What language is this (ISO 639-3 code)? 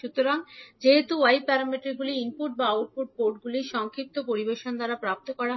ben